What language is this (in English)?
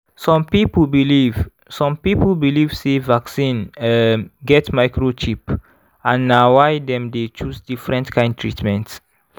Nigerian Pidgin